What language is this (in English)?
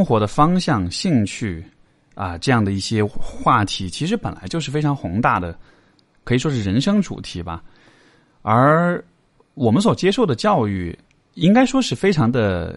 Chinese